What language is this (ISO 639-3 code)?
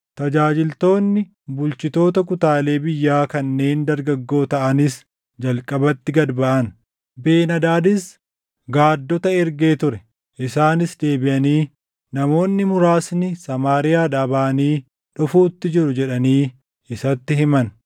orm